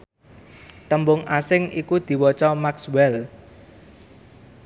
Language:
Javanese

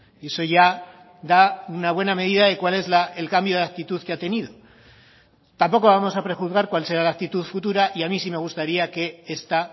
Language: Spanish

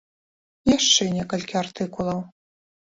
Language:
Belarusian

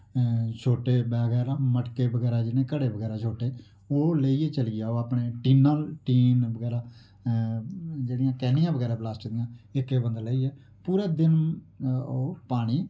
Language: Dogri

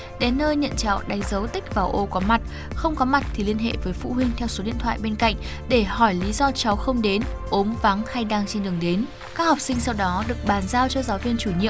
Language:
Vietnamese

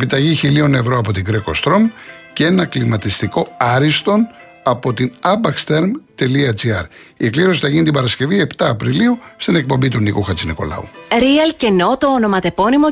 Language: Greek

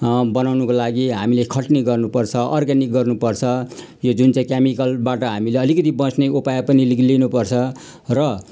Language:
Nepali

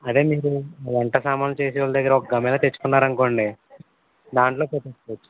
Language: Telugu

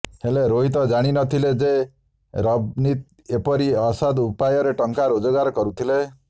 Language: Odia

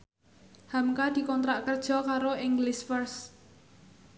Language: Javanese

